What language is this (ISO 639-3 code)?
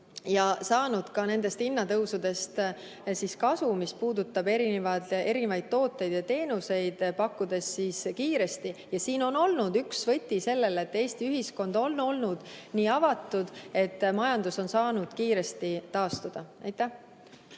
est